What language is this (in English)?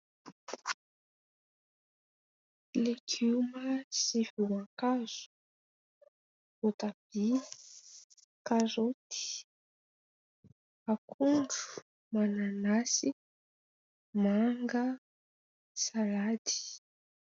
Malagasy